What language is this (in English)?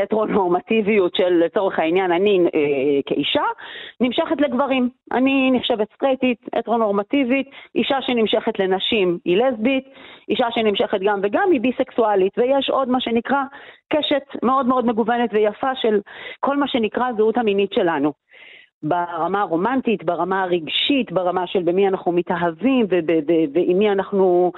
Hebrew